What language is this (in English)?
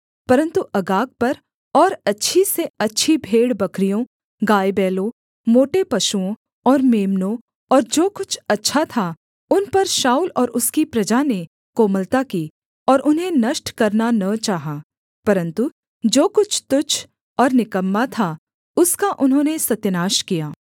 Hindi